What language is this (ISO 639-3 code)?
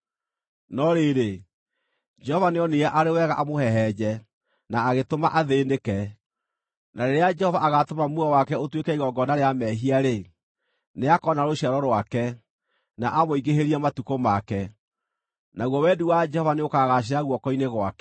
kik